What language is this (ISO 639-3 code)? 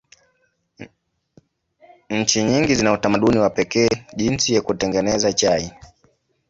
swa